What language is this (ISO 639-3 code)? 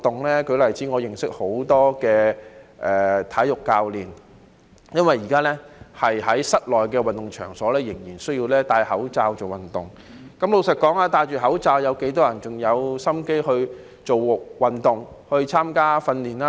yue